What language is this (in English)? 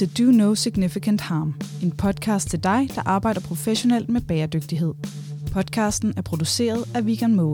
Danish